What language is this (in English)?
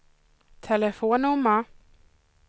Swedish